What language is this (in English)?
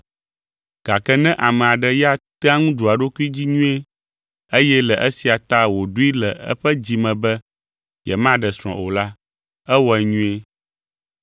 Ewe